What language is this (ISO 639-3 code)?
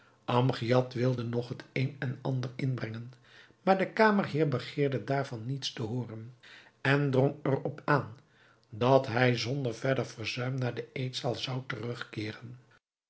nld